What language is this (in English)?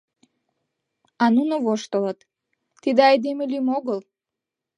Mari